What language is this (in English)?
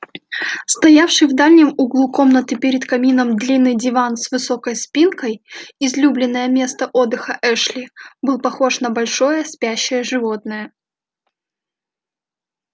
Russian